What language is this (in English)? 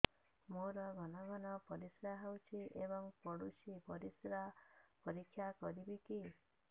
Odia